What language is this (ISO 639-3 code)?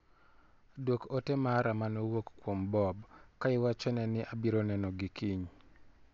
luo